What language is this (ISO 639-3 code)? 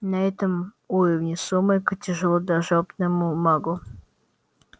rus